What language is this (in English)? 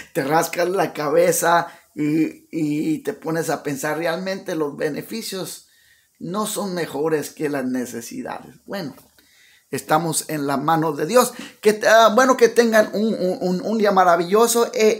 Spanish